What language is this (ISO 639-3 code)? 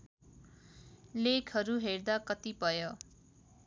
nep